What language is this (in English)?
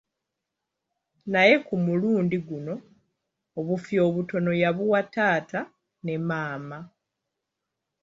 Ganda